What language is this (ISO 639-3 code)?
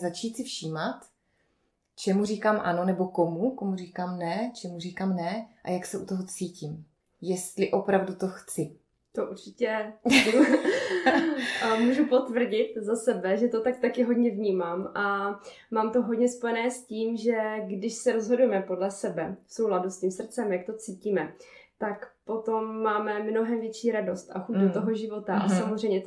ces